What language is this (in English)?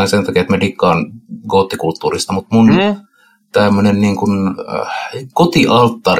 Finnish